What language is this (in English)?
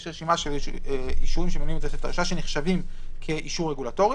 Hebrew